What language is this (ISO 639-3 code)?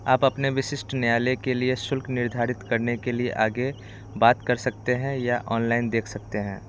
hin